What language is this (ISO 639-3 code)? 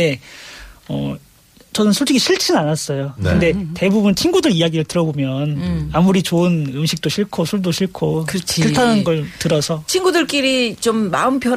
kor